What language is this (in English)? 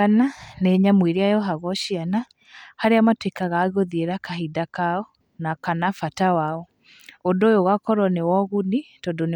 Kikuyu